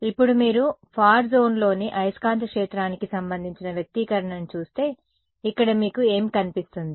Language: Telugu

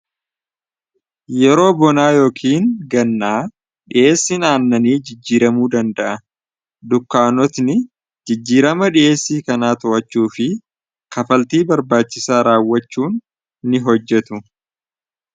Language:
Oromo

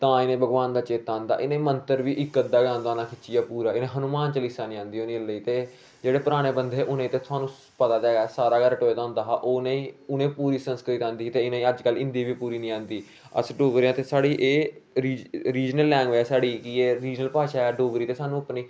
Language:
Dogri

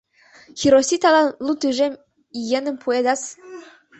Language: Mari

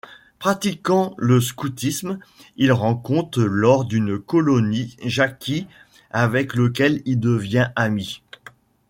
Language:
French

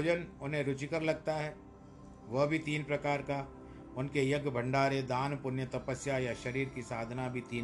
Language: Hindi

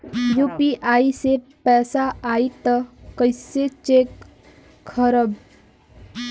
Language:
Bhojpuri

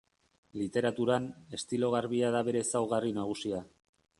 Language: Basque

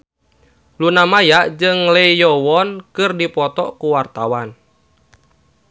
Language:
Sundanese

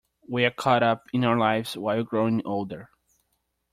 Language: English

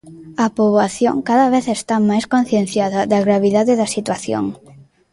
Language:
Galician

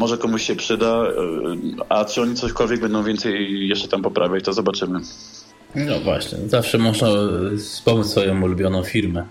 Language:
Polish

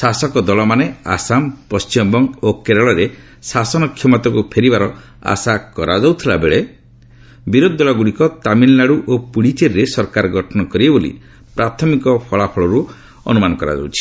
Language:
Odia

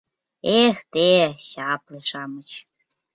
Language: Mari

